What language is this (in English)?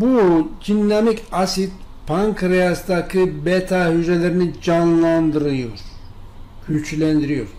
Turkish